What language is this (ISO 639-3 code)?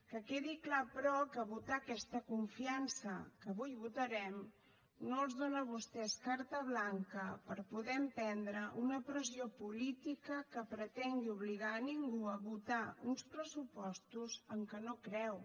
cat